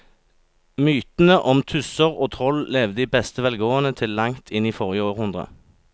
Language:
Norwegian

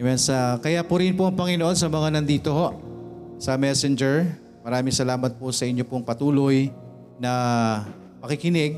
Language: Filipino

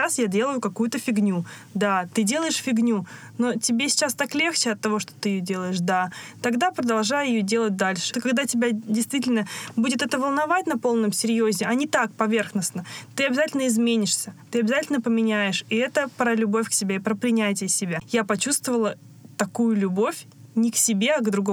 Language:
Russian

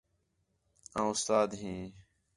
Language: Khetrani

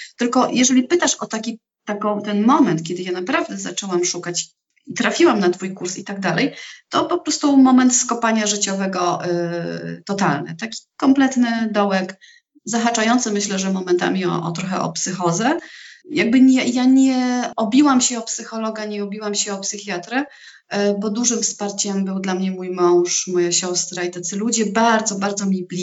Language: Polish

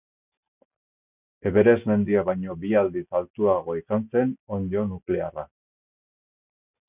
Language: Basque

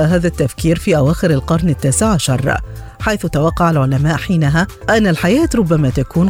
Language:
Arabic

